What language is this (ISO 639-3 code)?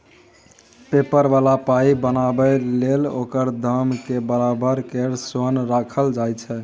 mai